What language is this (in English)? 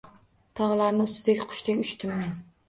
Uzbek